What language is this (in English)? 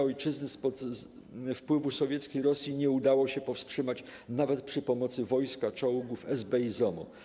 Polish